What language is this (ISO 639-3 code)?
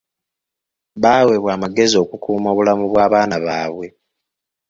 lug